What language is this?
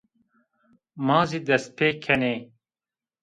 Zaza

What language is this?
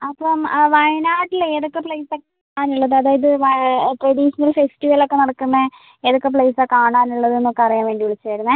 Malayalam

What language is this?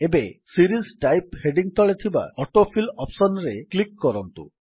Odia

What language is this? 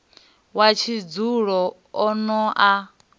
Venda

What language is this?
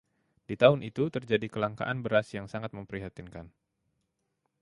Indonesian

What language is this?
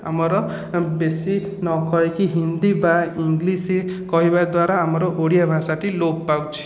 Odia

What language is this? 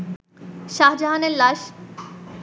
Bangla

